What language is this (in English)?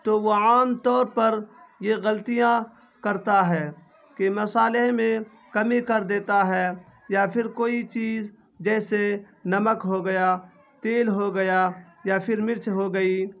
Urdu